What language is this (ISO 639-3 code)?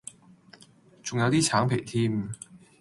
yue